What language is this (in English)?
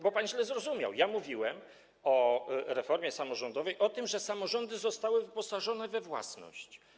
Polish